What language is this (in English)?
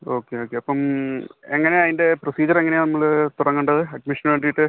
Malayalam